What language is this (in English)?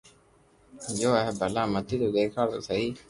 Loarki